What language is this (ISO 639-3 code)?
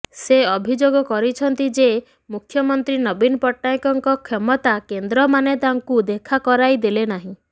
ori